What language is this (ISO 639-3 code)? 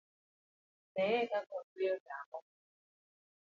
luo